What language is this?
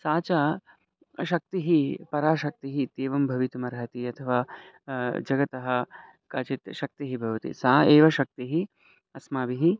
Sanskrit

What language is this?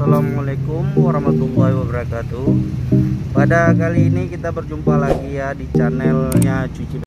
Indonesian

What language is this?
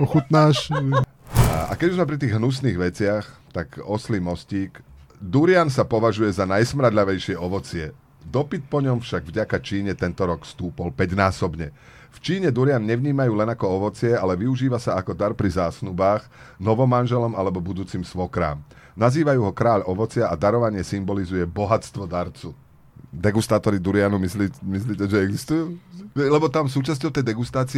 Slovak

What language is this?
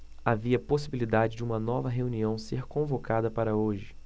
Portuguese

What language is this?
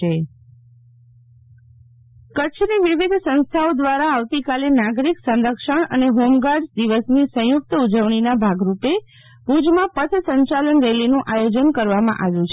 Gujarati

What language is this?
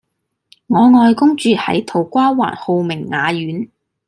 Cantonese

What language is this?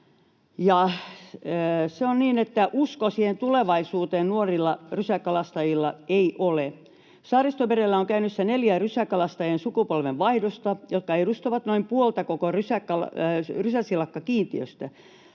Finnish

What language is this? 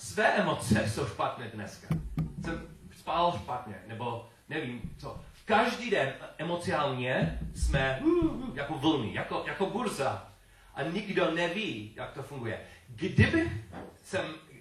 Czech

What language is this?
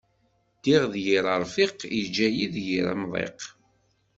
Kabyle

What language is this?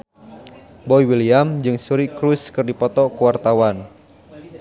Sundanese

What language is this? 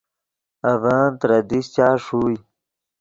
Yidgha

